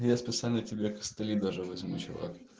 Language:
Russian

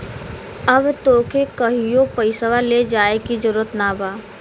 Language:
Bhojpuri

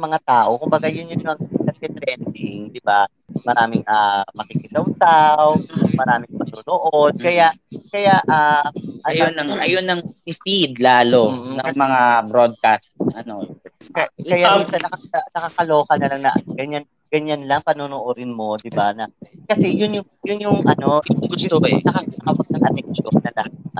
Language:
Filipino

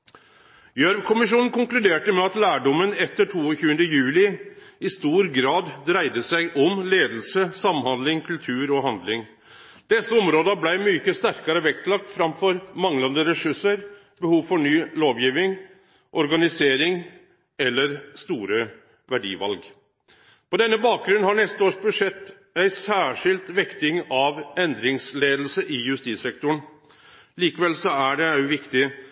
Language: Norwegian Nynorsk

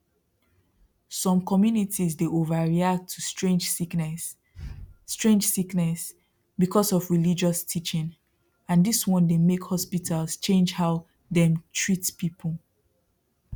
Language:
Nigerian Pidgin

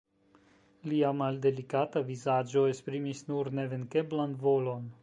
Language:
Esperanto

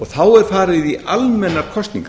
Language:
Icelandic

